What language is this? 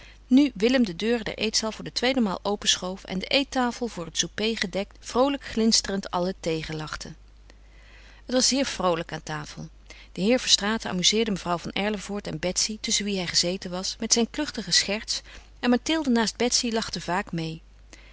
Dutch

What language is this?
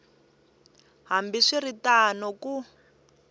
Tsonga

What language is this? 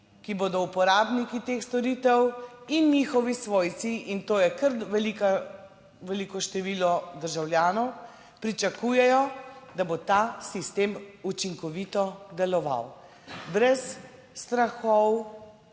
Slovenian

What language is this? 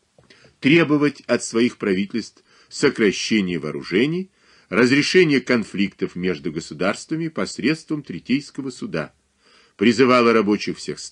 Russian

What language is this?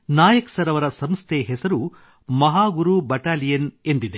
Kannada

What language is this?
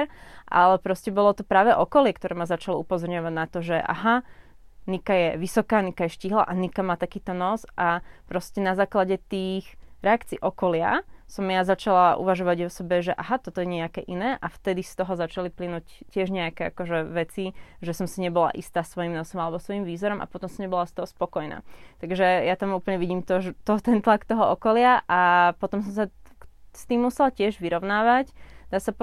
Slovak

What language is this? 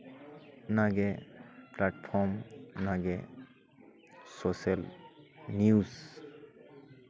Santali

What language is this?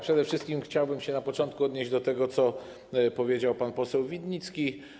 Polish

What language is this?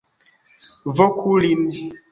Esperanto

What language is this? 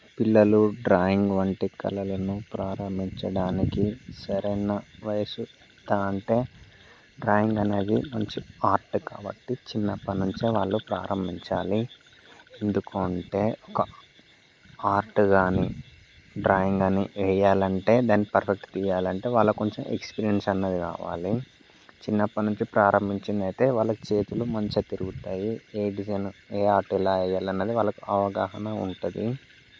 Telugu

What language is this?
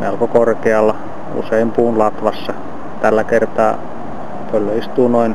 Finnish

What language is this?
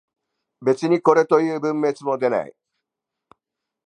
Japanese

